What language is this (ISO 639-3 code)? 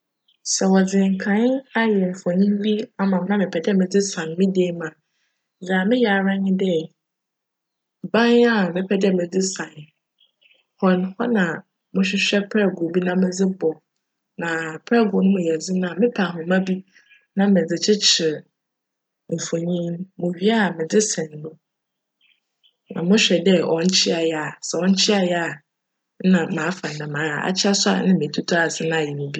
aka